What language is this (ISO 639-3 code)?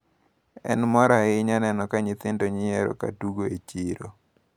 luo